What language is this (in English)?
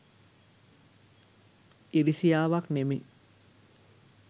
Sinhala